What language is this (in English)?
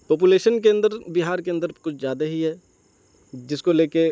Urdu